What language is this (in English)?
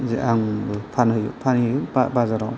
Bodo